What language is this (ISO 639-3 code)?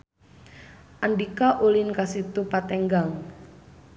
sun